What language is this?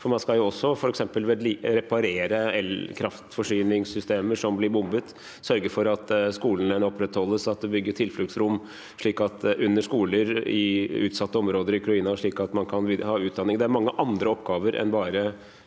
Norwegian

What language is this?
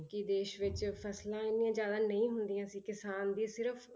Punjabi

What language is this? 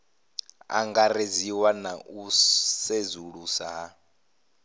Venda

